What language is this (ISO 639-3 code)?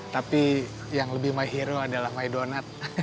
ind